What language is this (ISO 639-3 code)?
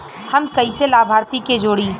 bho